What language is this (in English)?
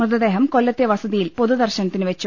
Malayalam